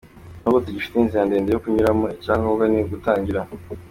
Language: Kinyarwanda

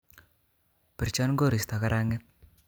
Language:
Kalenjin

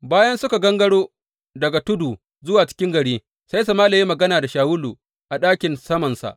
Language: Hausa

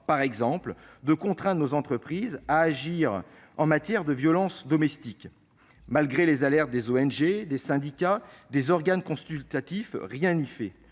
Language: French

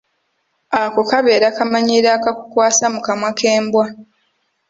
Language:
Ganda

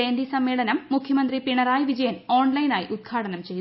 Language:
Malayalam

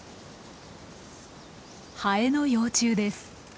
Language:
Japanese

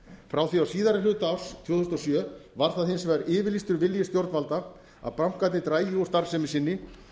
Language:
Icelandic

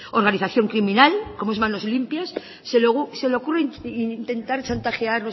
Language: Spanish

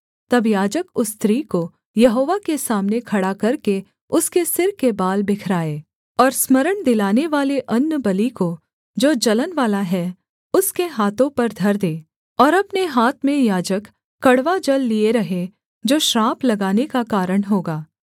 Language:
Hindi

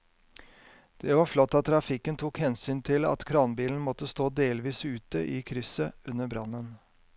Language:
Norwegian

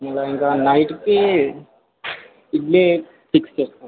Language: Telugu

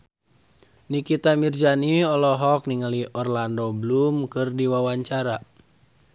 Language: Sundanese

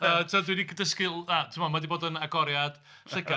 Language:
Welsh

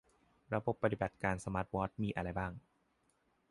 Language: Thai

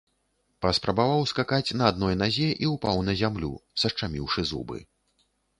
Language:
Belarusian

